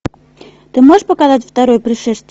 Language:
Russian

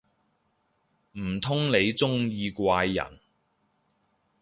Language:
Cantonese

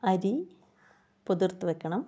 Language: Malayalam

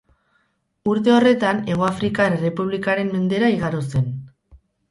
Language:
Basque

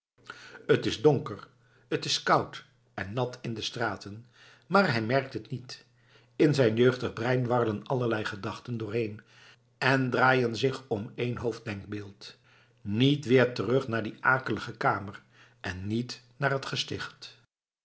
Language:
Dutch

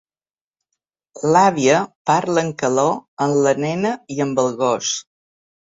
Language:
Catalan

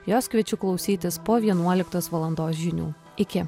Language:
Lithuanian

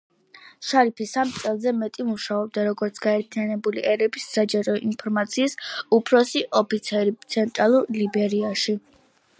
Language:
Georgian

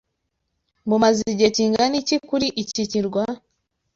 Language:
Kinyarwanda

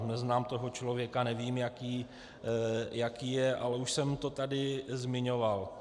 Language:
Czech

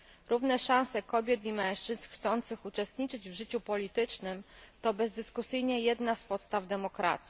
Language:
Polish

